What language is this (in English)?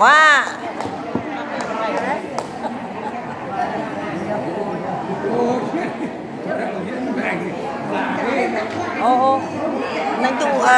Vietnamese